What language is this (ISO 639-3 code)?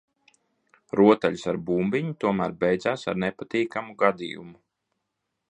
lav